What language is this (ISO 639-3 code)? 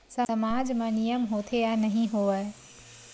hne